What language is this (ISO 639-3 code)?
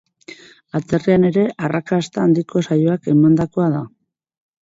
eus